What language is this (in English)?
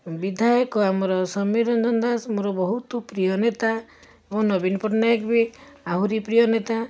Odia